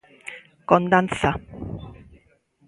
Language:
Galician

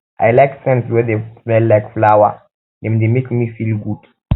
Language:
Nigerian Pidgin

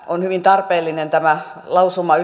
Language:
Finnish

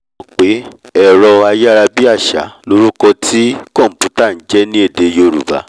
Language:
Yoruba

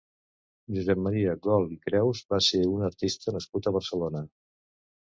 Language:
Catalan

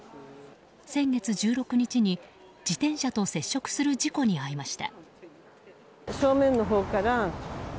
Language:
Japanese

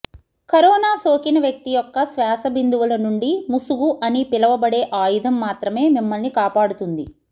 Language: Telugu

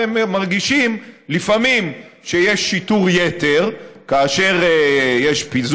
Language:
Hebrew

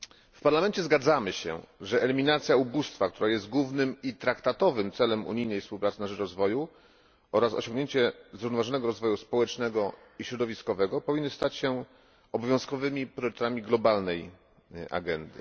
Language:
Polish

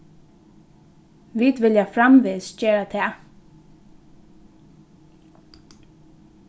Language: Faroese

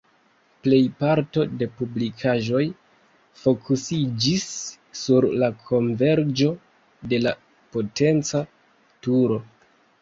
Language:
Esperanto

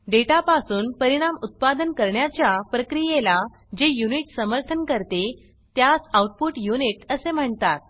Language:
Marathi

